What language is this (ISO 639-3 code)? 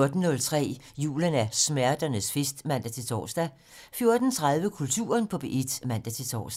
dan